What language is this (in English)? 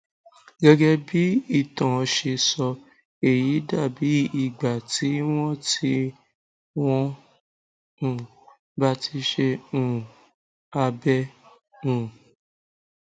Yoruba